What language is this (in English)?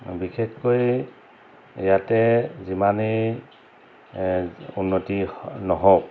Assamese